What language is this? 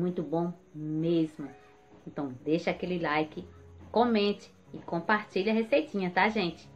Portuguese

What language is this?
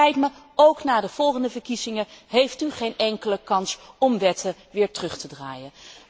Dutch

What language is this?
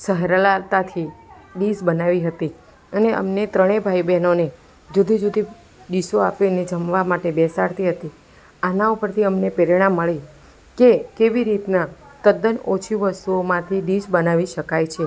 Gujarati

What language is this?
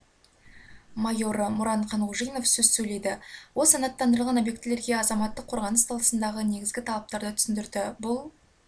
Kazakh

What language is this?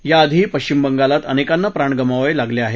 Marathi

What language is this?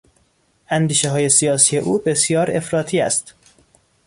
Persian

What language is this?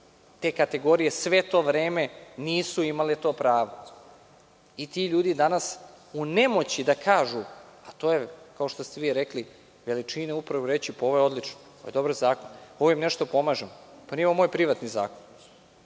Serbian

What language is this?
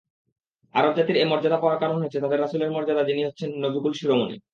Bangla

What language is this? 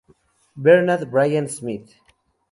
Spanish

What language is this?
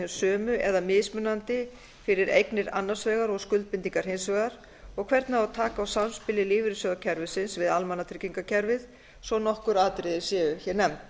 Icelandic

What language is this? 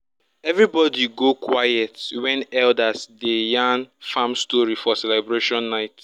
Nigerian Pidgin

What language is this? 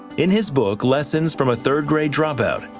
English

